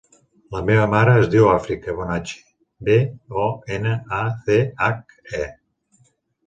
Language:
Catalan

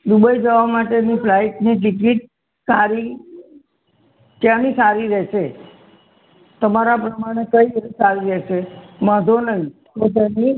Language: Gujarati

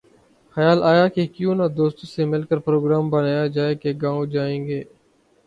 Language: Urdu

